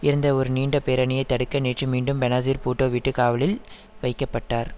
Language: Tamil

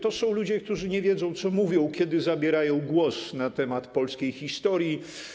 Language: Polish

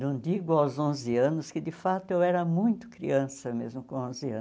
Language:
Portuguese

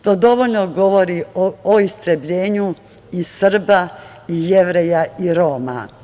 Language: Serbian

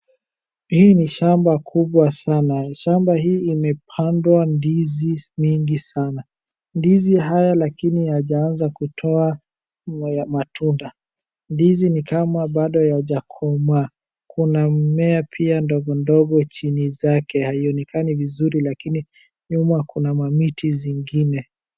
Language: Swahili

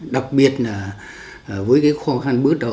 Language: Vietnamese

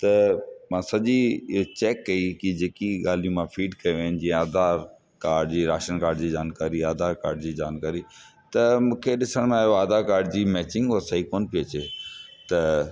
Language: Sindhi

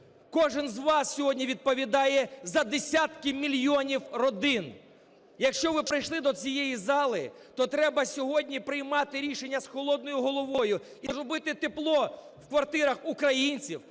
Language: Ukrainian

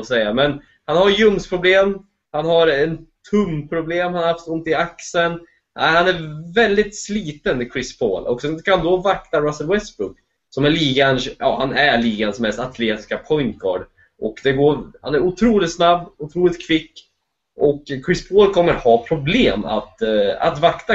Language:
Swedish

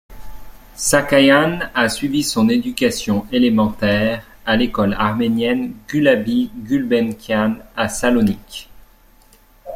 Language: French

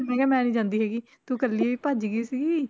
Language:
Punjabi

